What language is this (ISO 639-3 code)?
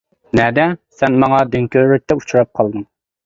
uig